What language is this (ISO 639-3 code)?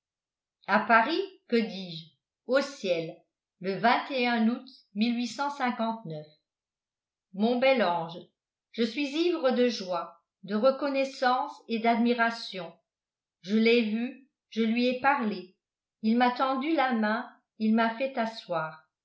fra